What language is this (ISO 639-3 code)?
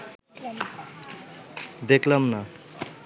ben